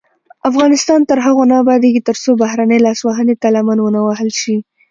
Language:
Pashto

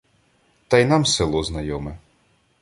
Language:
Ukrainian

